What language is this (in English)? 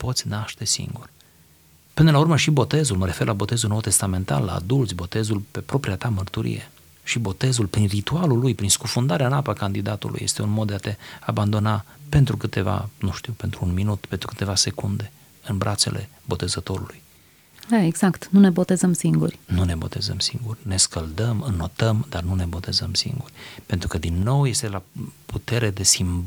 Romanian